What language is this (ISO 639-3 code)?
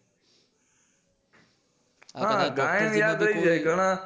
guj